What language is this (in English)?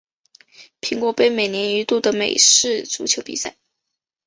Chinese